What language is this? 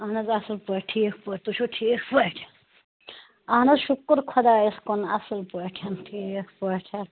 Kashmiri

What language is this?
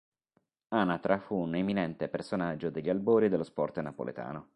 Italian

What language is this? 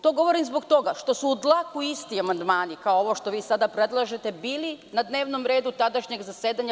Serbian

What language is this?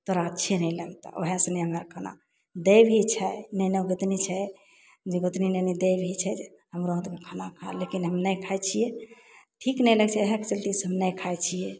Maithili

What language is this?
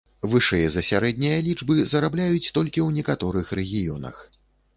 Belarusian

